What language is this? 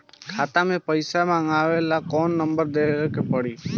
Bhojpuri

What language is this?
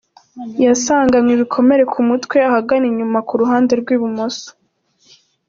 Kinyarwanda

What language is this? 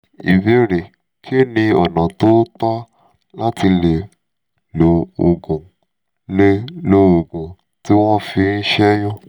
Yoruba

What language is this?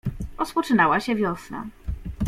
Polish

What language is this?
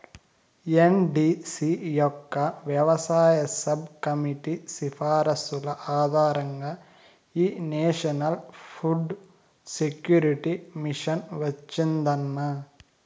Telugu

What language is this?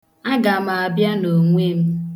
Igbo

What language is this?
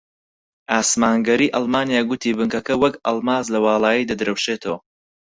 Central Kurdish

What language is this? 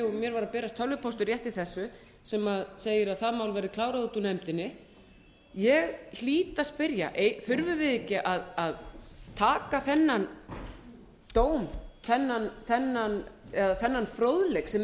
Icelandic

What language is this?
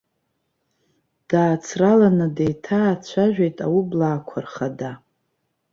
Abkhazian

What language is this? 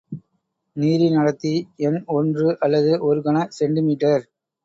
Tamil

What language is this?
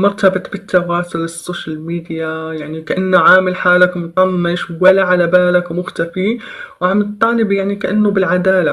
Arabic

